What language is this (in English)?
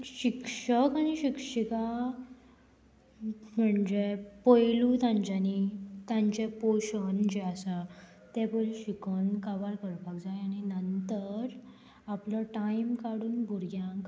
Konkani